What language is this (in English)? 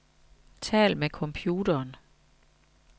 Danish